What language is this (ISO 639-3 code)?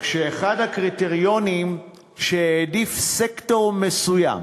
heb